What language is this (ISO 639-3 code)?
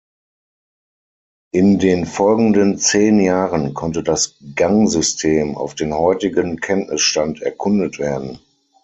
deu